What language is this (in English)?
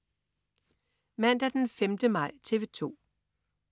Danish